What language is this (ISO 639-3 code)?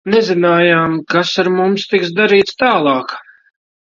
lav